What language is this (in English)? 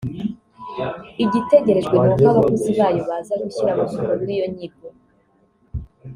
Kinyarwanda